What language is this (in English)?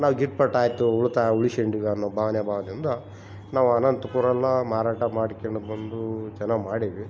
Kannada